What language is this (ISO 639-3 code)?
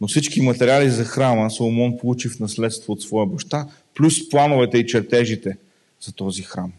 bul